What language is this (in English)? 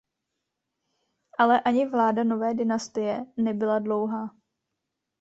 Czech